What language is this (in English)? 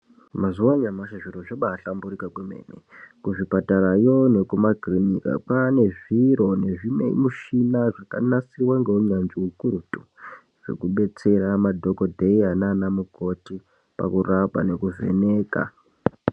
Ndau